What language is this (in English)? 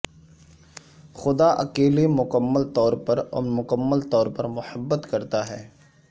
Urdu